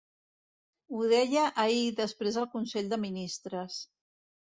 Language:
Catalan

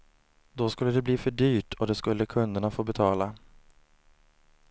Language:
Swedish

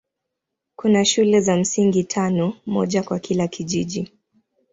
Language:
Swahili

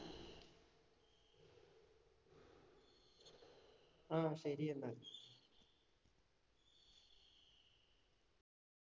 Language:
Malayalam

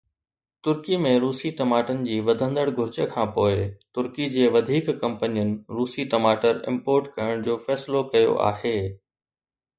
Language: Sindhi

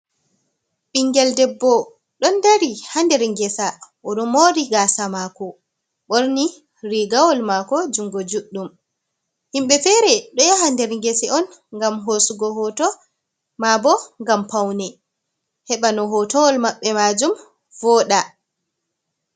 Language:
Fula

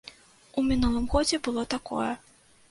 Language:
Belarusian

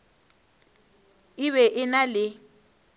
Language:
Northern Sotho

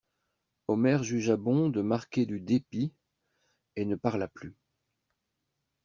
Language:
French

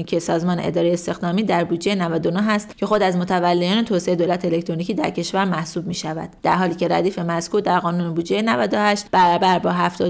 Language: Persian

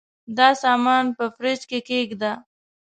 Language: Pashto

